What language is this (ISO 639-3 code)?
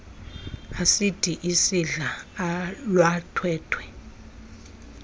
xho